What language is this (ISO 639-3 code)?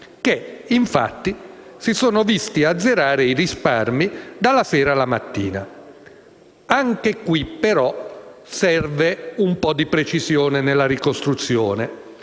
ita